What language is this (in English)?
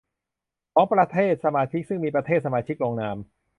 Thai